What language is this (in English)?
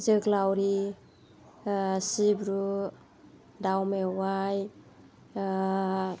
Bodo